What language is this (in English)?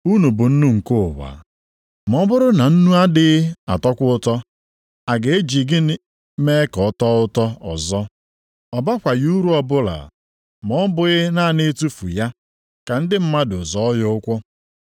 Igbo